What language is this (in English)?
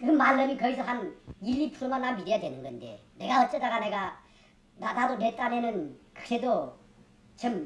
Korean